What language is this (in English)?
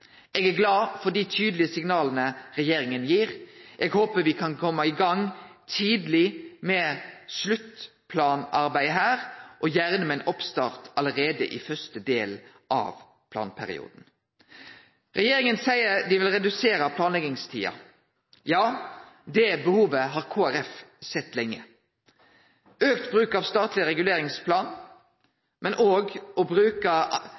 Norwegian Nynorsk